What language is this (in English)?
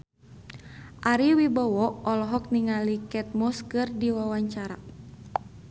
Sundanese